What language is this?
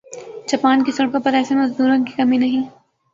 Urdu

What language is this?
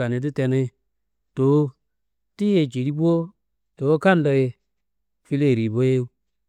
Kanembu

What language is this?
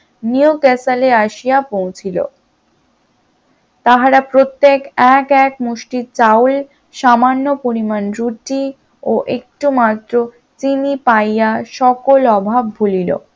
Bangla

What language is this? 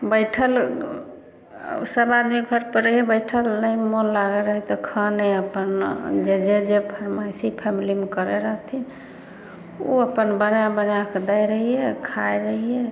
Maithili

